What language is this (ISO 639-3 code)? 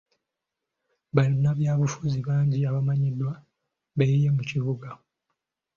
lug